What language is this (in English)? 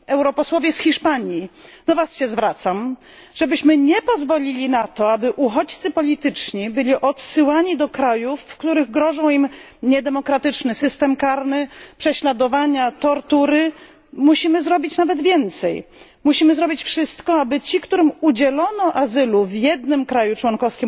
Polish